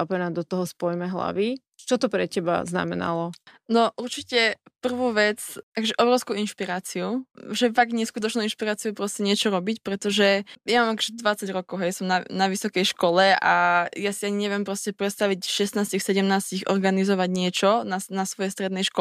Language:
Slovak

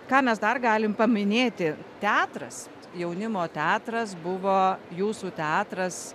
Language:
Lithuanian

